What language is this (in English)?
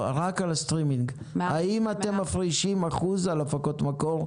Hebrew